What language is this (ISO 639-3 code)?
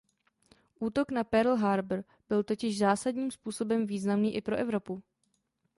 ces